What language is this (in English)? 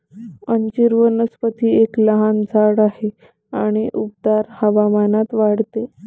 Marathi